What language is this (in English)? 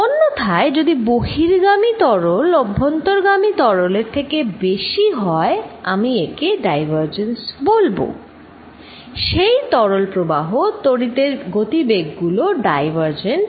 Bangla